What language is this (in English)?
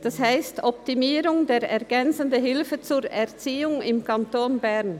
Swiss German